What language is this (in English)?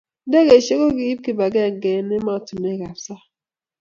Kalenjin